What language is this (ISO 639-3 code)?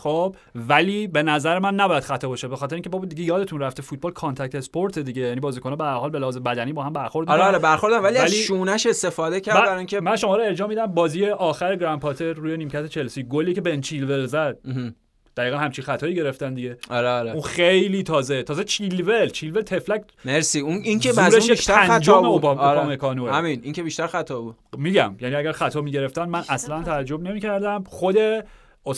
fas